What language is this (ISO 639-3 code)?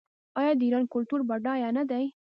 pus